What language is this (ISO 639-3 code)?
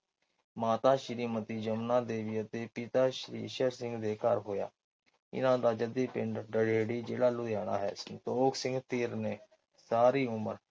pan